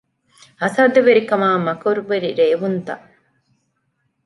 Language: Divehi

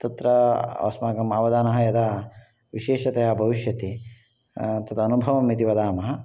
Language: Sanskrit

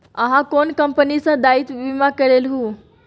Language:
Maithili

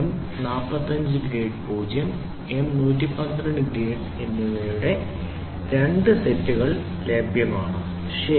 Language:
Malayalam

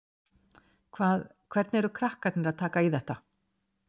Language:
Icelandic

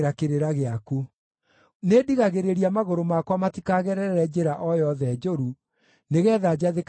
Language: Kikuyu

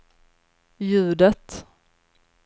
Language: Swedish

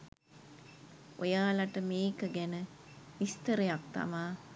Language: Sinhala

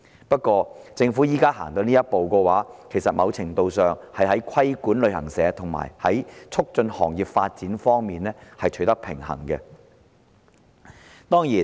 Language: Cantonese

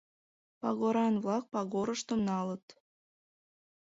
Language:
Mari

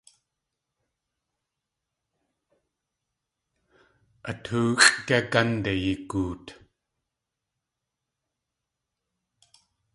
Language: Tlingit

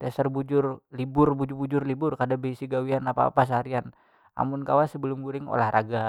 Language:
Banjar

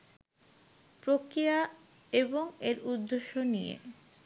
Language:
Bangla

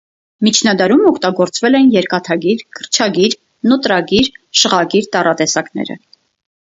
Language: Armenian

